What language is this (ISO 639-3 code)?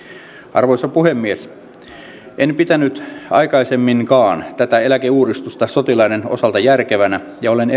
fin